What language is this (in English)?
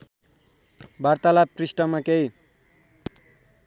Nepali